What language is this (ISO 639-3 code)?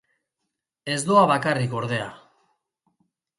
eus